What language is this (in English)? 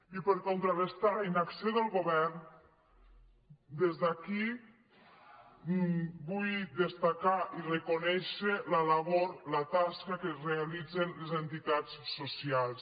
Catalan